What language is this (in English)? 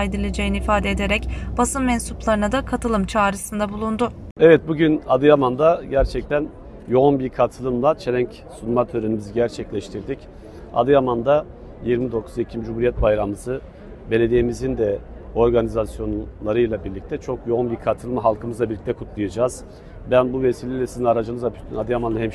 Turkish